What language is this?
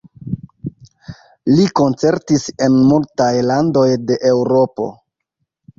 Esperanto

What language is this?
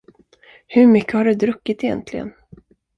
Swedish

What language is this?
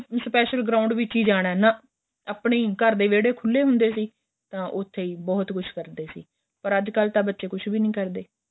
Punjabi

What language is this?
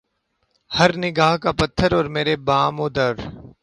Urdu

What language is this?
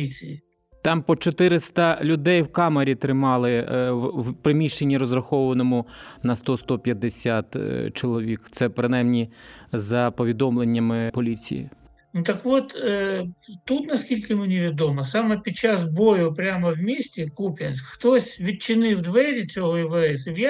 Ukrainian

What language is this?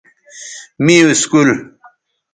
Bateri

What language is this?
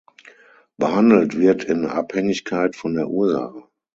German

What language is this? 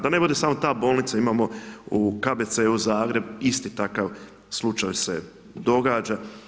Croatian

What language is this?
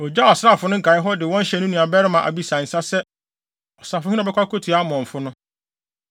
Akan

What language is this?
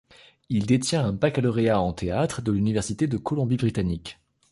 French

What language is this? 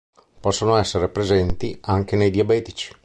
Italian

